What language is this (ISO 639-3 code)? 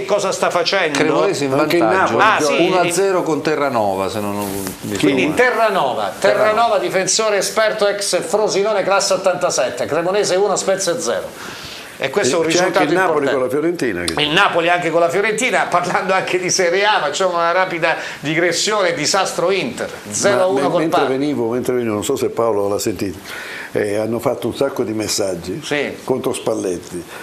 ita